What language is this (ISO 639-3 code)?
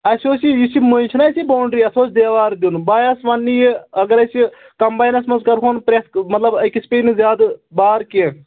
kas